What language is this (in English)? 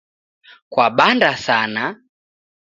Taita